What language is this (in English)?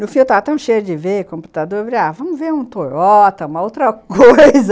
Portuguese